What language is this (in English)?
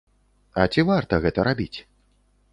Belarusian